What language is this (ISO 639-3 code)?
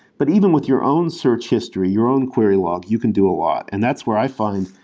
eng